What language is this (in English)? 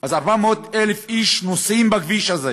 Hebrew